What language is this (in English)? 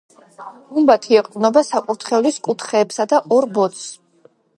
Georgian